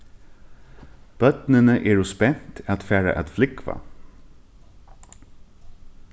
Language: Faroese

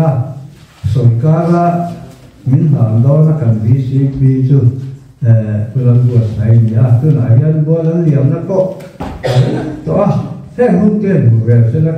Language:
Arabic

